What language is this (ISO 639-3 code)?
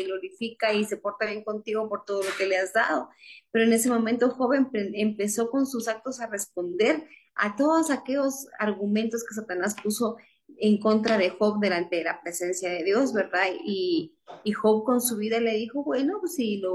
spa